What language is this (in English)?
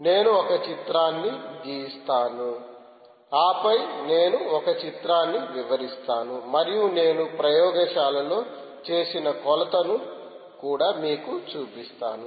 Telugu